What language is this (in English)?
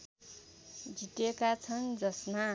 Nepali